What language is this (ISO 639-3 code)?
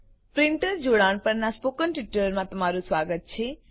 guj